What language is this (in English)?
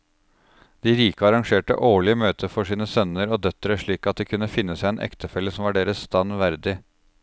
Norwegian